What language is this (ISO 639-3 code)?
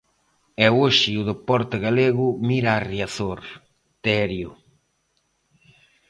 glg